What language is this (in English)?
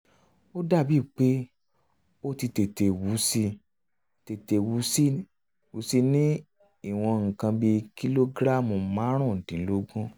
Yoruba